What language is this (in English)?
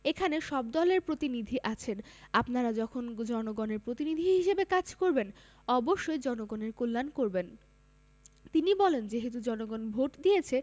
Bangla